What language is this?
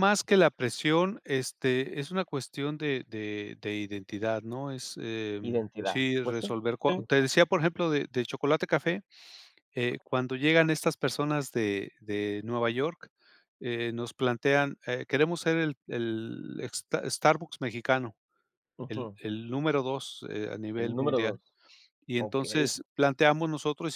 Spanish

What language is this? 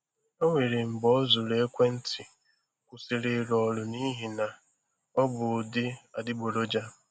Igbo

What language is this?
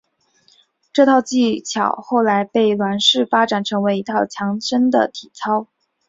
Chinese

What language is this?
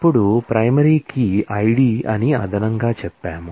Telugu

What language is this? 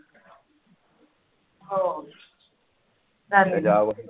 Marathi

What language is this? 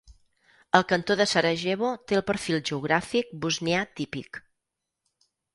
Catalan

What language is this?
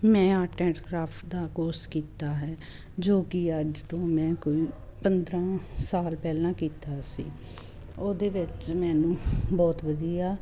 Punjabi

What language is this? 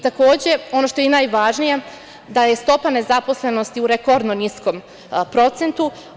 Serbian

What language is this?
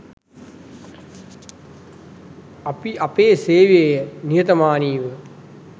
Sinhala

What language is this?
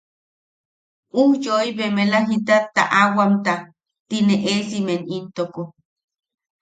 Yaqui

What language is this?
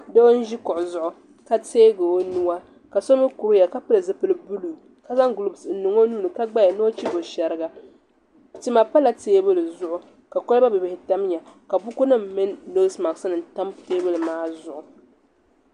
Dagbani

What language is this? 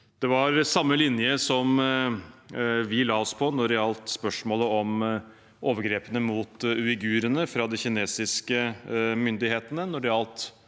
Norwegian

